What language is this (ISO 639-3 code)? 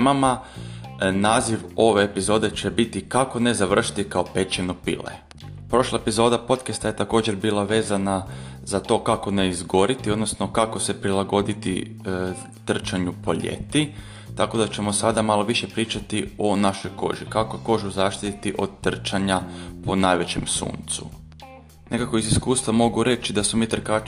hrv